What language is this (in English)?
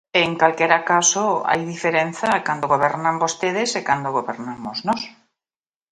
Galician